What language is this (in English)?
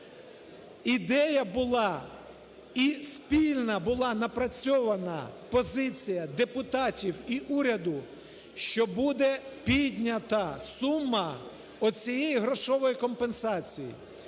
Ukrainian